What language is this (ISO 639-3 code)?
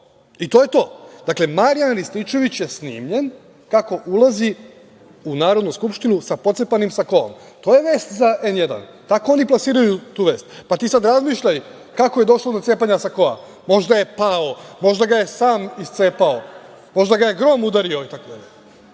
srp